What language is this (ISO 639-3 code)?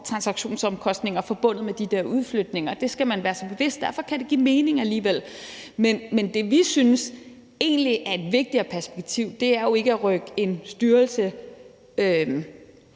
dan